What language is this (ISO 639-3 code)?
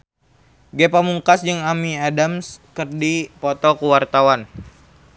sun